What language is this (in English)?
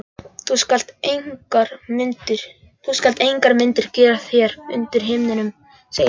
Icelandic